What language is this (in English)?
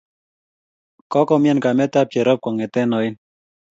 Kalenjin